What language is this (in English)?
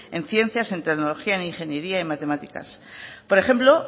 Spanish